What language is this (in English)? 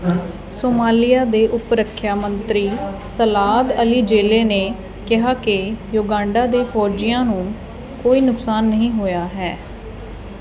Punjabi